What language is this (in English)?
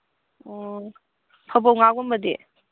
Manipuri